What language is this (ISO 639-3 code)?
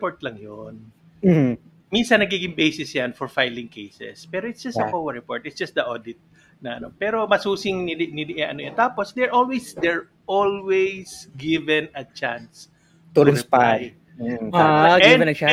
fil